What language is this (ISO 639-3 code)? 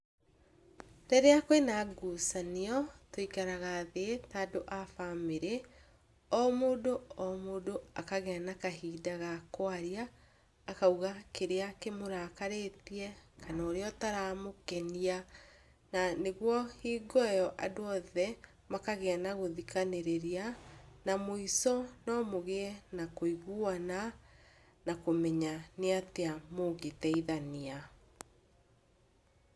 kik